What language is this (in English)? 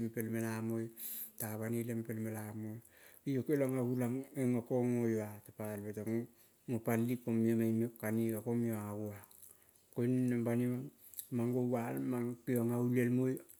Kol (Papua New Guinea)